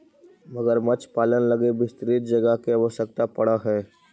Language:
Magahi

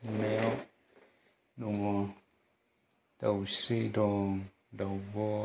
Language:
Bodo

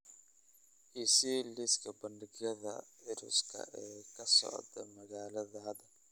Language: Somali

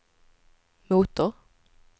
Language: Swedish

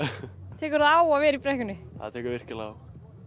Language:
Icelandic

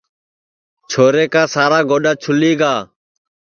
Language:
Sansi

